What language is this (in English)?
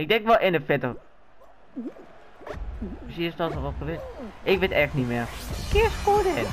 Dutch